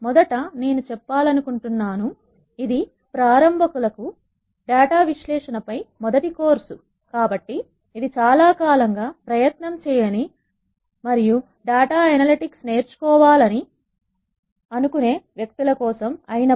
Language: Telugu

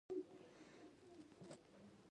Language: Pashto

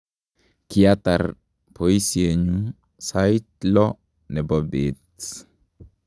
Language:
Kalenjin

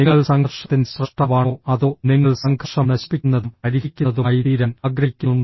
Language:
Malayalam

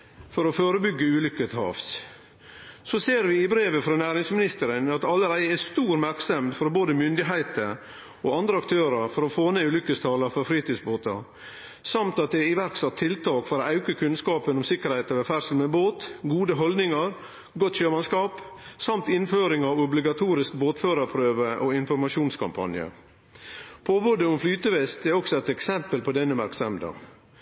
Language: Norwegian Nynorsk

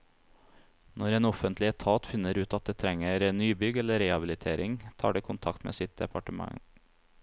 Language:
Norwegian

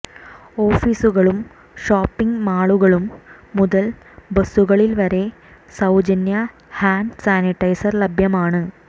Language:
Malayalam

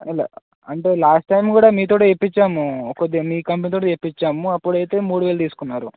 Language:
Telugu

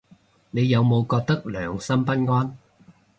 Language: Cantonese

